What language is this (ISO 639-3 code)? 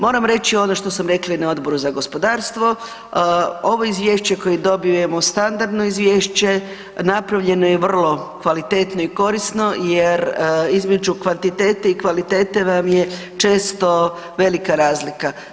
hrv